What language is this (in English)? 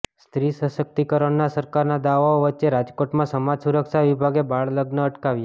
Gujarati